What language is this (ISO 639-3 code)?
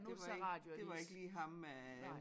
dan